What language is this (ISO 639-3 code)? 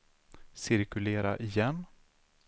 swe